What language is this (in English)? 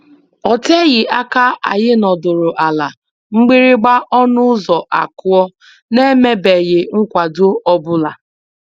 Igbo